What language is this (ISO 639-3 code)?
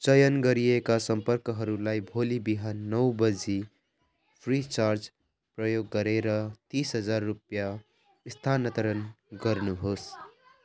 nep